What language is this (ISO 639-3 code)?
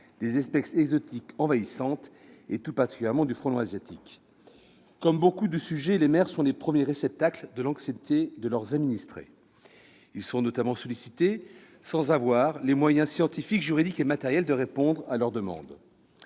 fra